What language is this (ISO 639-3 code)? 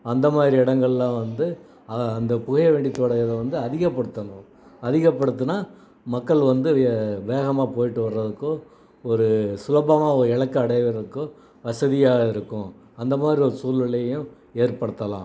tam